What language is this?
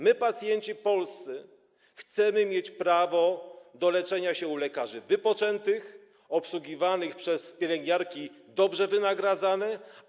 Polish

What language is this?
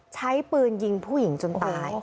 Thai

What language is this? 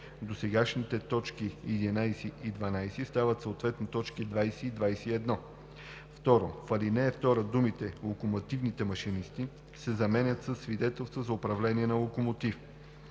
Bulgarian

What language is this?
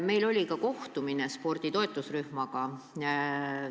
Estonian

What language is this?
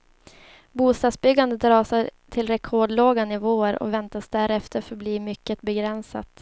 Swedish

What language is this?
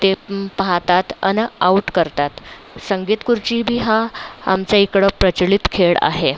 Marathi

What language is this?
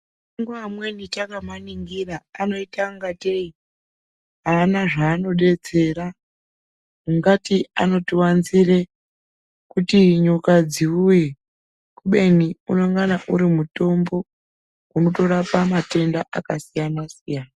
Ndau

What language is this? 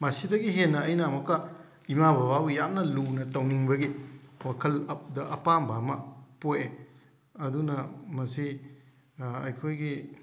Manipuri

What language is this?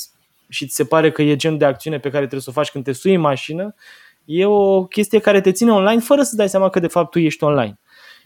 Romanian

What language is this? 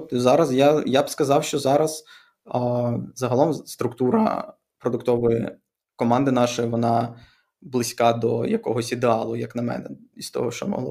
Ukrainian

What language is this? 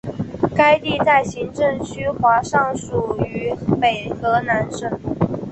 Chinese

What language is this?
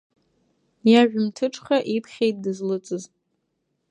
Abkhazian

